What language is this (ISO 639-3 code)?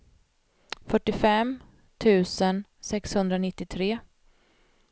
swe